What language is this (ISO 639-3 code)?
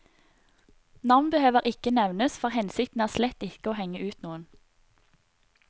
nor